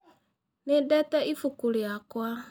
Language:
Kikuyu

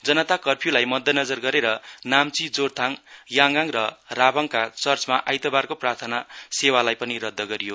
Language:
Nepali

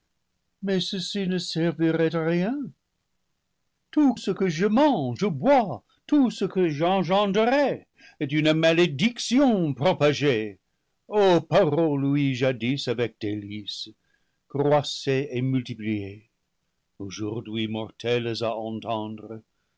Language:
French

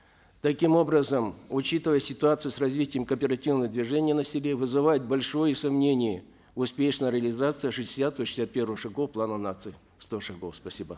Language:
Kazakh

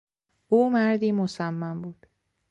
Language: Persian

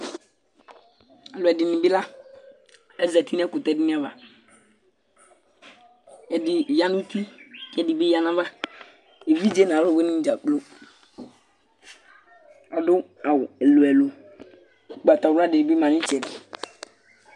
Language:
Ikposo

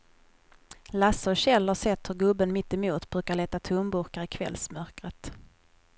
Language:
Swedish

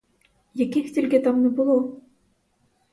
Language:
Ukrainian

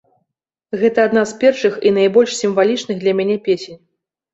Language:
Belarusian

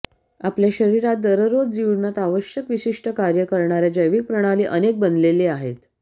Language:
Marathi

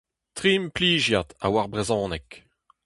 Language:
Breton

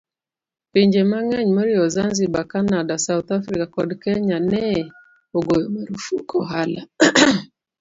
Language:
Luo (Kenya and Tanzania)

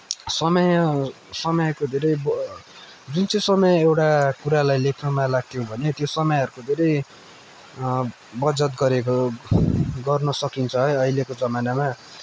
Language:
Nepali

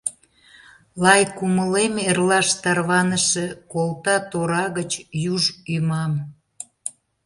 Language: Mari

